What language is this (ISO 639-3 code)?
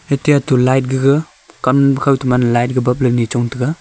nnp